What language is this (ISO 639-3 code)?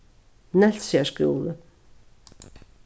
fao